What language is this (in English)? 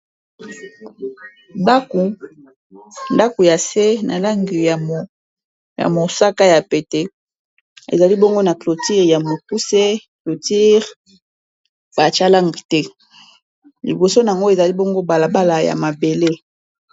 Lingala